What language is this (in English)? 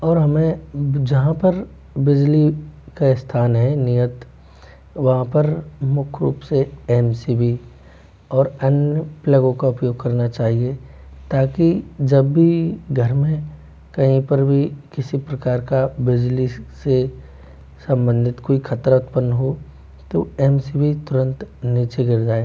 Hindi